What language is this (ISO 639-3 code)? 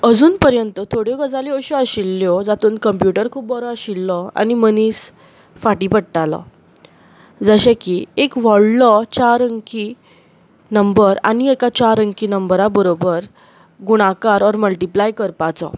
kok